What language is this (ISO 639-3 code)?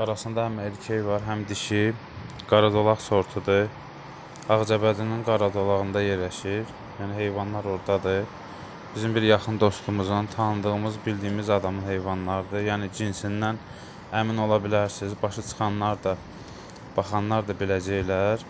tur